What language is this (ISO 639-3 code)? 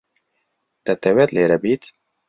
ckb